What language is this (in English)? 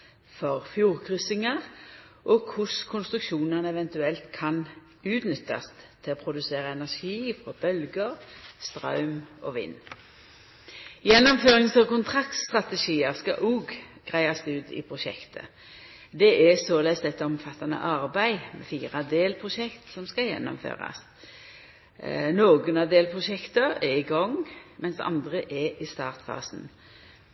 Norwegian Nynorsk